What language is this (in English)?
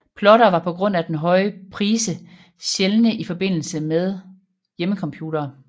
Danish